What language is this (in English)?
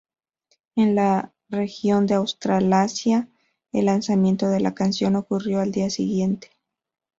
Spanish